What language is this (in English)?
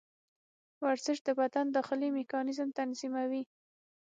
Pashto